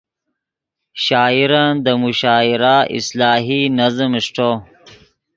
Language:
Yidgha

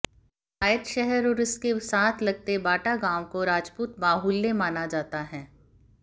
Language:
Hindi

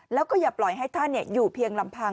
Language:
Thai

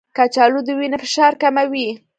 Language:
Pashto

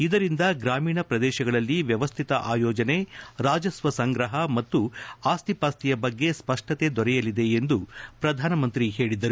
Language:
Kannada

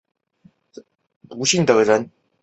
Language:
Chinese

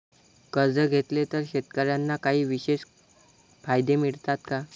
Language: Marathi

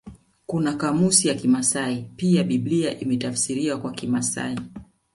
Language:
Swahili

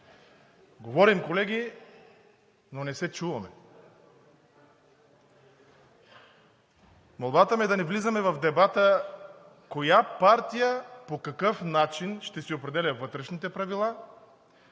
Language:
Bulgarian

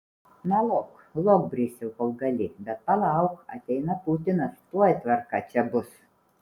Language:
Lithuanian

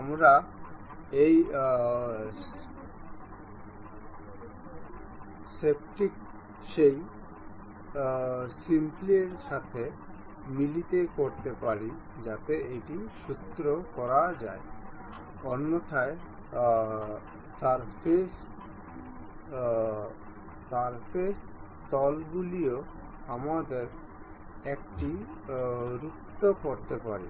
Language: Bangla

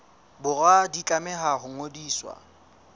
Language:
Southern Sotho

